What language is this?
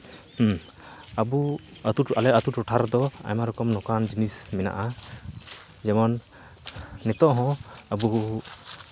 Santali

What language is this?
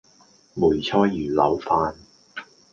Cantonese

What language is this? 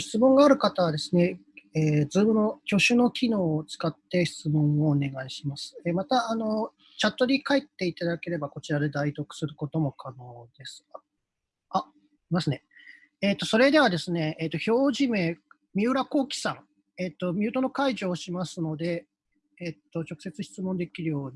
Japanese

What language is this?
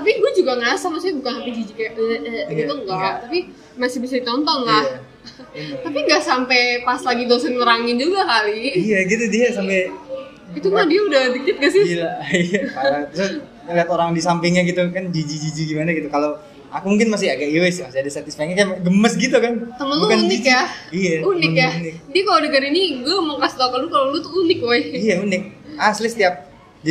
Indonesian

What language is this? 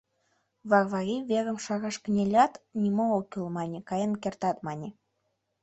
Mari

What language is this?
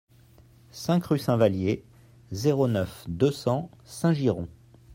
French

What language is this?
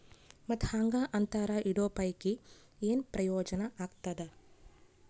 Kannada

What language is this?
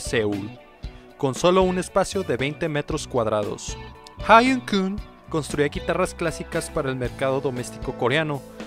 Spanish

